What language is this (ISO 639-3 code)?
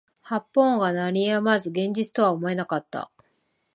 jpn